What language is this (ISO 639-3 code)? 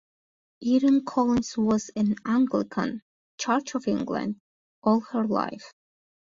eng